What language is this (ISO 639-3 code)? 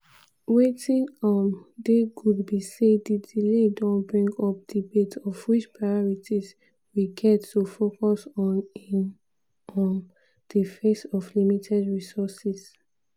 pcm